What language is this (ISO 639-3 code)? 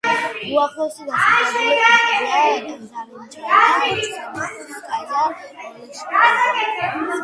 kat